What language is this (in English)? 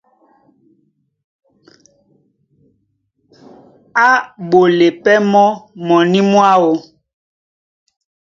Duala